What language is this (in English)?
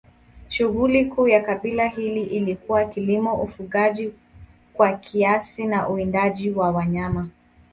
Swahili